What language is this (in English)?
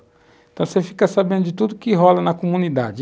Portuguese